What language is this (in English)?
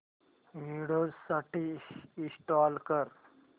Marathi